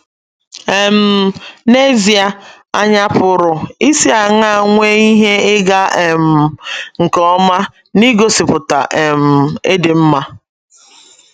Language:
Igbo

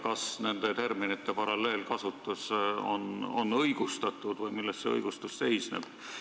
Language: Estonian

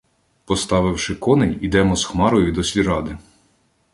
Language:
Ukrainian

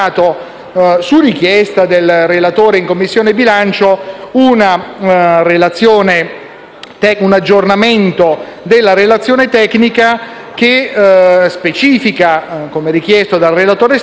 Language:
Italian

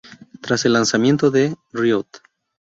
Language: Spanish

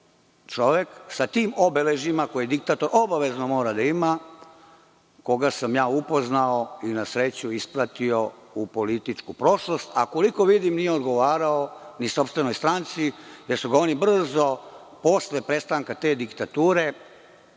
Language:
Serbian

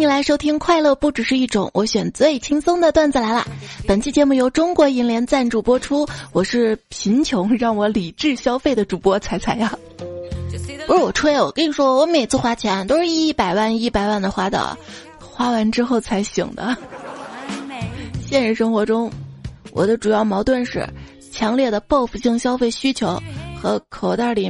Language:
Chinese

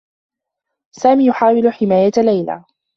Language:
Arabic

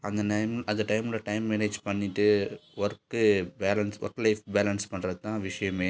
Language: Tamil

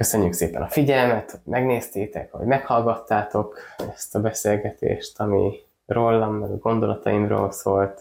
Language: Hungarian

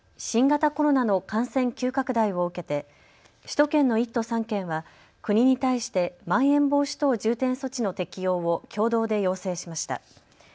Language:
Japanese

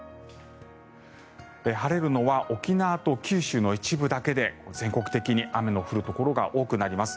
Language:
Japanese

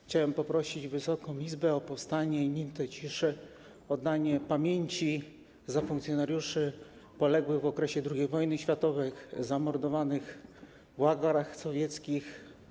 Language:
Polish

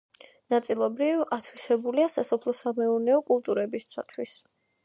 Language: Georgian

